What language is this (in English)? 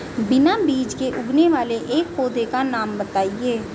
Hindi